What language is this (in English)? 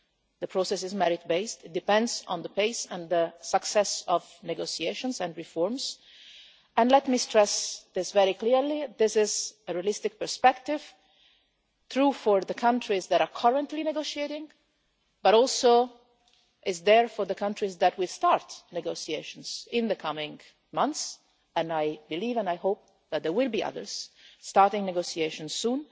English